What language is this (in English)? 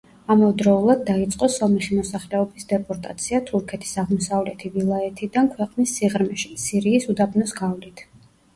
Georgian